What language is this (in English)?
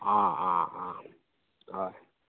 Konkani